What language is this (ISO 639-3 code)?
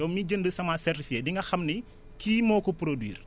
wol